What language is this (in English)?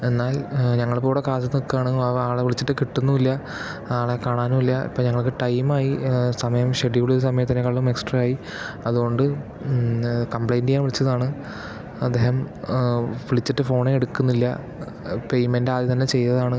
Malayalam